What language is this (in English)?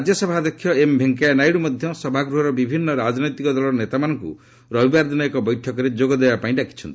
Odia